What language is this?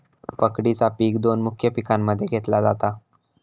Marathi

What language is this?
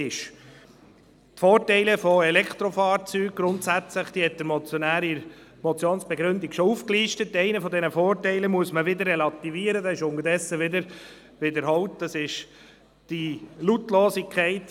Swiss German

